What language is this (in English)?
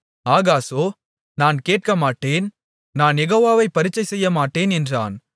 Tamil